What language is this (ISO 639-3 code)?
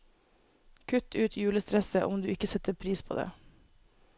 nor